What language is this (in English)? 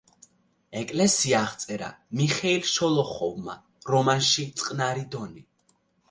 Georgian